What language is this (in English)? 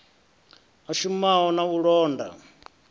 Venda